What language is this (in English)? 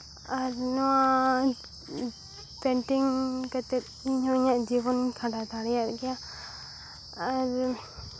Santali